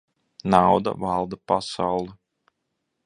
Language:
Latvian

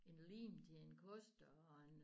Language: Danish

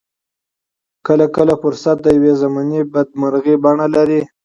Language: Pashto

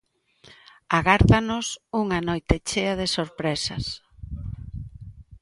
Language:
Galician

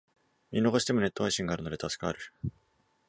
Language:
Japanese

